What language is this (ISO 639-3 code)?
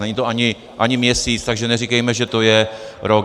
ces